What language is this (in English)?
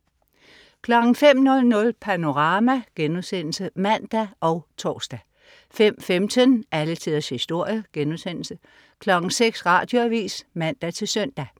Danish